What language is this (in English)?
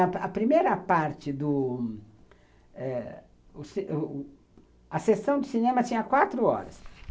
Portuguese